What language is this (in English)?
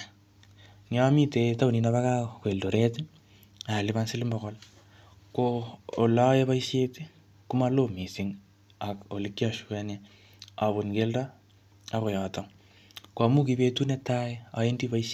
Kalenjin